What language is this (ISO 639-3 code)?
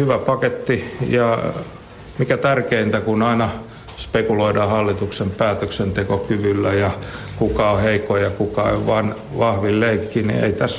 fin